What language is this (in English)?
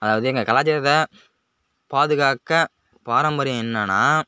Tamil